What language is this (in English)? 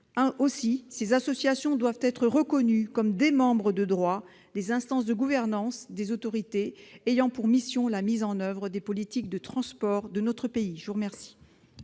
French